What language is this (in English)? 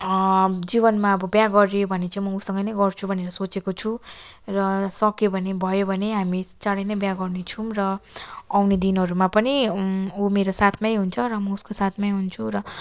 Nepali